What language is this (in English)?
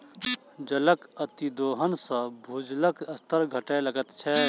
Maithili